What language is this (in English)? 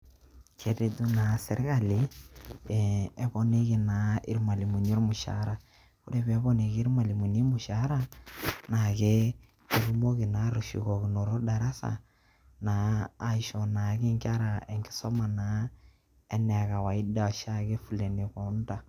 Masai